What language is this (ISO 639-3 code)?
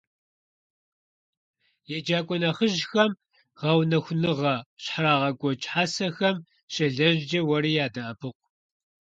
kbd